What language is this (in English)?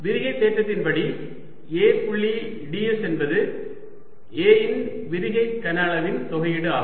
Tamil